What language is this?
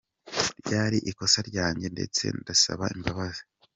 Kinyarwanda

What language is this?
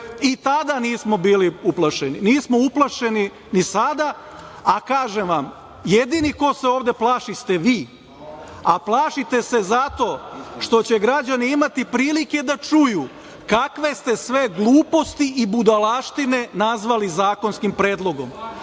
Serbian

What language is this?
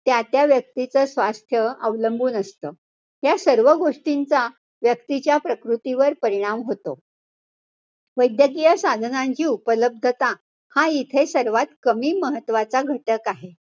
Marathi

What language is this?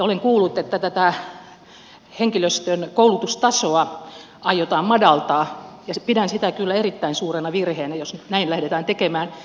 Finnish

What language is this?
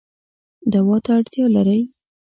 Pashto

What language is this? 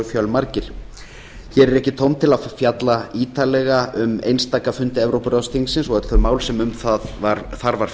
Icelandic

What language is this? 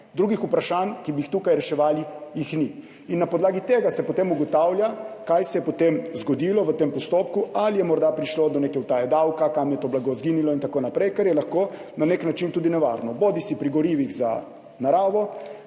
Slovenian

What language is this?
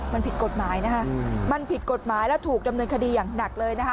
Thai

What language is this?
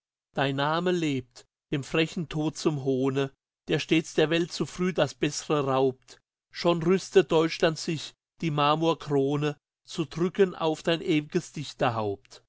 German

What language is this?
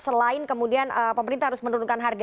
Indonesian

